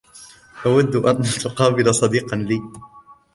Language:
Arabic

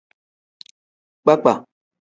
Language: Tem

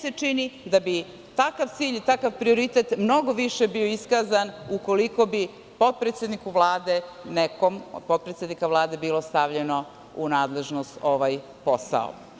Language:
Serbian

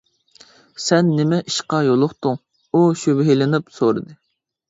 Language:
Uyghur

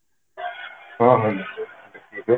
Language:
Odia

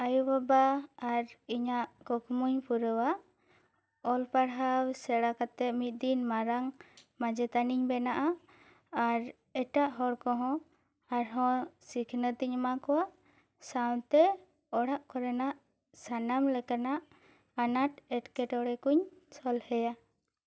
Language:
Santali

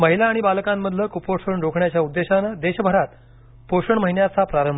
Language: Marathi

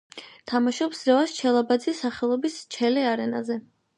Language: Georgian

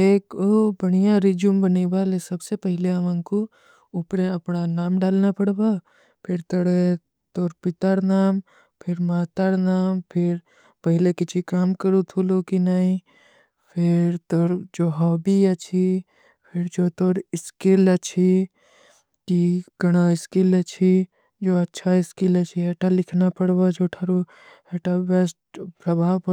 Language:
Kui (India)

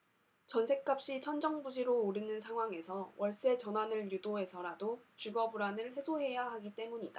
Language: Korean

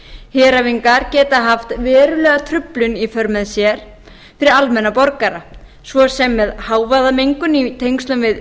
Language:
Icelandic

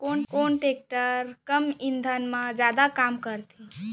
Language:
Chhattisgarhi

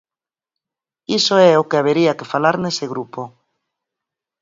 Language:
Galician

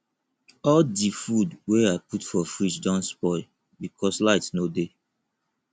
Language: Nigerian Pidgin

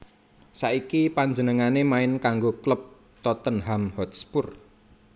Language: Javanese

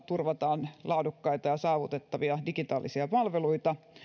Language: Finnish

